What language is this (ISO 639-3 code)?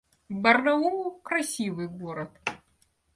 rus